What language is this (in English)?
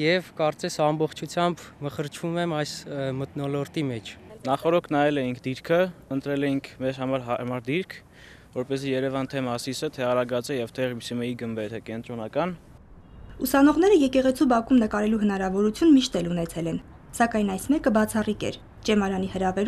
Romanian